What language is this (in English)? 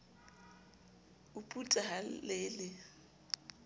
Southern Sotho